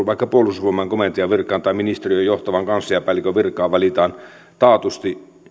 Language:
Finnish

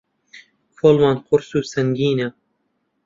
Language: Central Kurdish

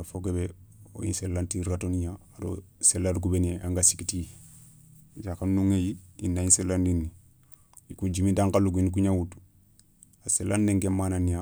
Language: Soninke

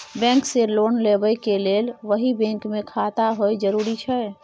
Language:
Maithili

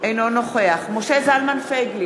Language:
Hebrew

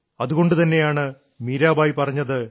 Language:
Malayalam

